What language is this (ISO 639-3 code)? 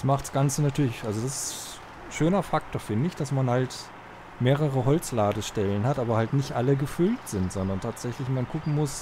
deu